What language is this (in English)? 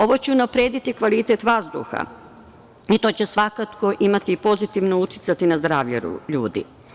Serbian